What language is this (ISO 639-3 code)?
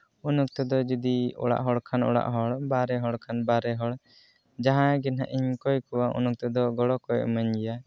sat